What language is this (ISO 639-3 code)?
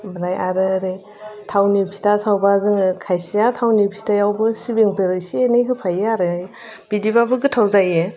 brx